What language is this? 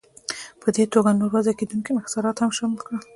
Pashto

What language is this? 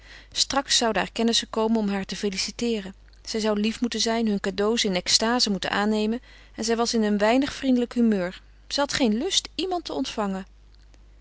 Dutch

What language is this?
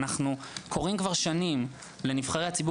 Hebrew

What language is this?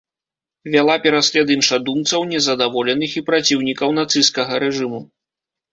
Belarusian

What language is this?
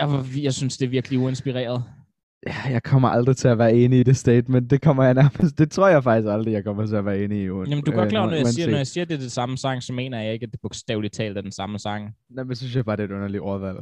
Danish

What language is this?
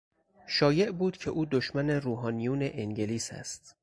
Persian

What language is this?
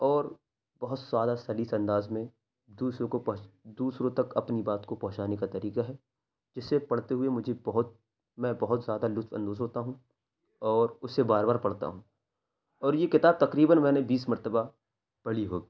Urdu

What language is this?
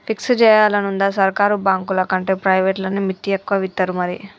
Telugu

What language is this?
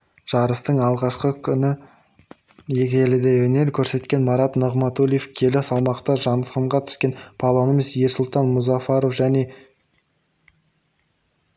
Kazakh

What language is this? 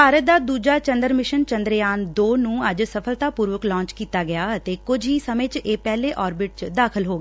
Punjabi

